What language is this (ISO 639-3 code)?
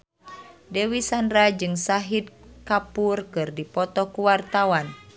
sun